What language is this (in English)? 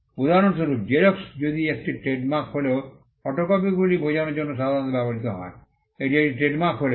Bangla